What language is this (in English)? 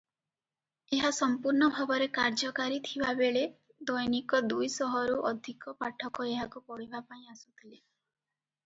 Odia